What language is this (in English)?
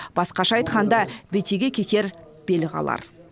Kazakh